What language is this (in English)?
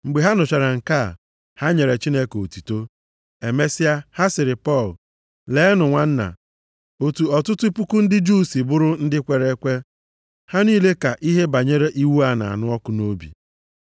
Igbo